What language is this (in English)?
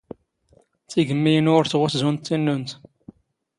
Standard Moroccan Tamazight